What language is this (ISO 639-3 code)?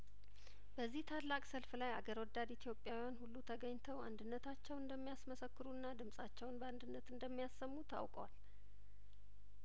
amh